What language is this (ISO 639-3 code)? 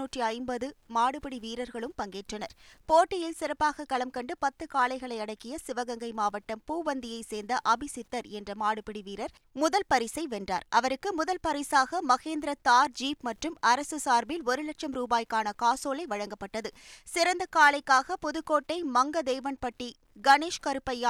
tam